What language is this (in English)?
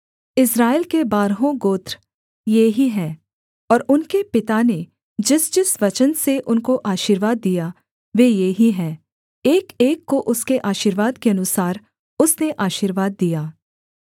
Hindi